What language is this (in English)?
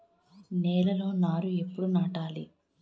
Telugu